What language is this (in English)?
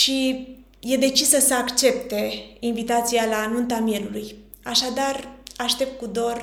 Romanian